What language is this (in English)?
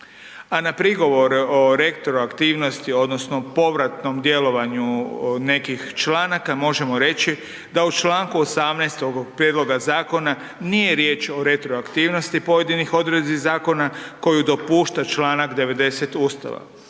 Croatian